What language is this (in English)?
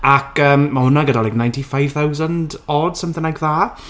Welsh